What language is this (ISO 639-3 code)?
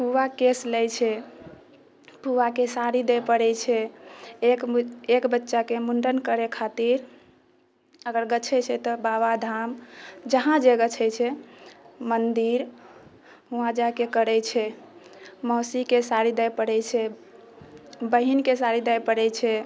mai